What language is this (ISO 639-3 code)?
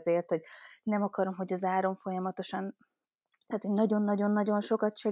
hun